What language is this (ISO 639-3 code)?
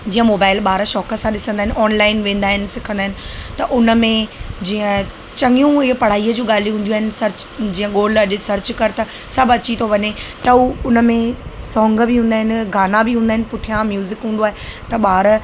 snd